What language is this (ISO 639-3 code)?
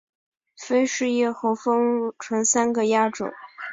zho